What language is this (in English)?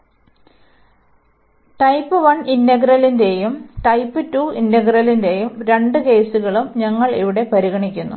Malayalam